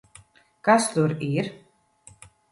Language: Latvian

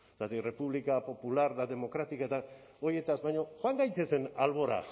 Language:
Basque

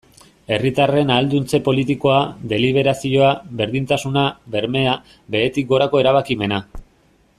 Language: Basque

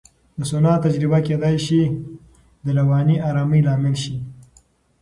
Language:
Pashto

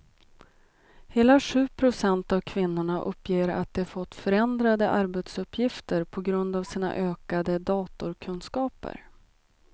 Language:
Swedish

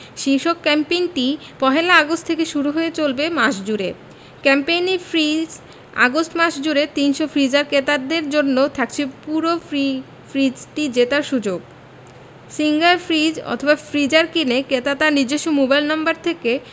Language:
Bangla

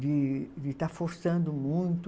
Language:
Portuguese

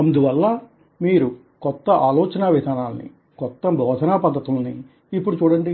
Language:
Telugu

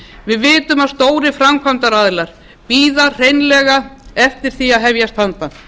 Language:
Icelandic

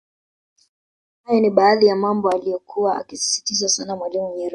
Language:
Swahili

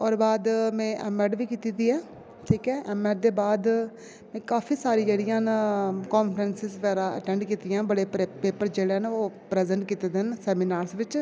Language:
Dogri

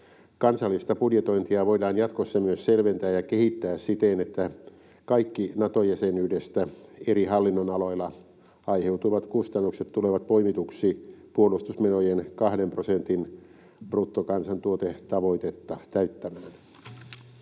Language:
Finnish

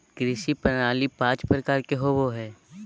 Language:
Magahi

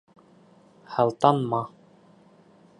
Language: Bashkir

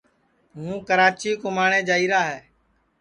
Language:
Sansi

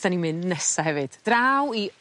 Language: Welsh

